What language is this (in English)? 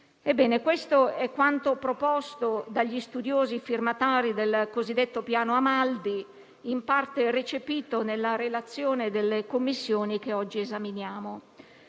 Italian